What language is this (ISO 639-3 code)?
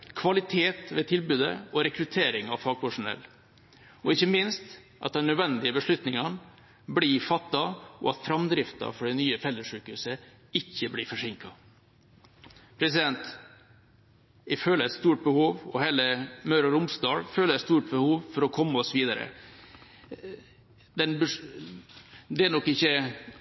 nob